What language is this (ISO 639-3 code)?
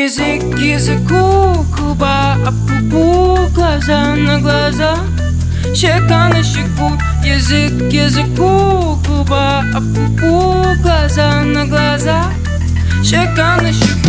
bul